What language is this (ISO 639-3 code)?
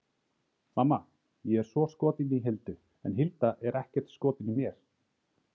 isl